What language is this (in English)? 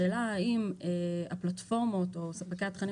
Hebrew